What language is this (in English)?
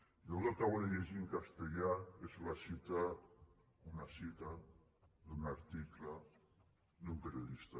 Catalan